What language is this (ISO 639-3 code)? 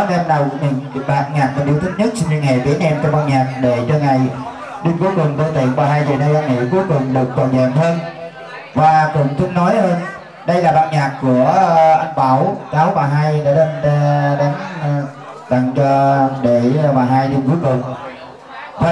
vie